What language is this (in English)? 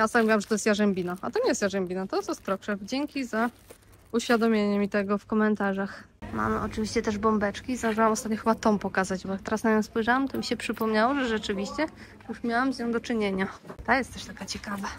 Polish